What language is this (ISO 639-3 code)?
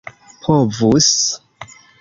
epo